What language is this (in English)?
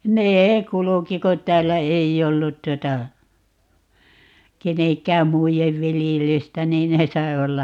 Finnish